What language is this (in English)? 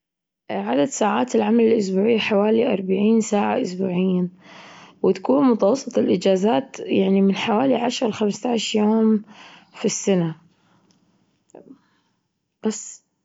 Gulf Arabic